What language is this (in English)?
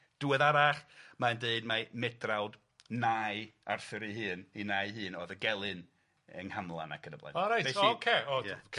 Welsh